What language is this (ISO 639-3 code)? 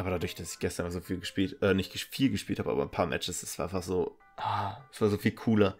deu